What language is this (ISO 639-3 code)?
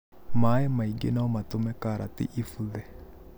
kik